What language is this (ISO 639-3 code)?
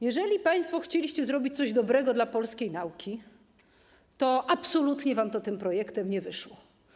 pol